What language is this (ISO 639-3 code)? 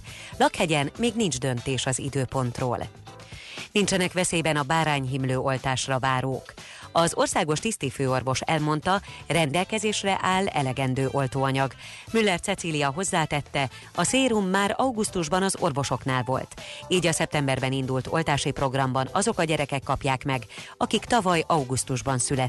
hun